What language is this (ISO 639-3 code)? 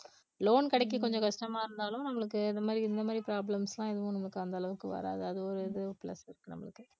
tam